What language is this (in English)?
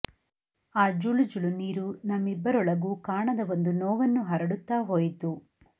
Kannada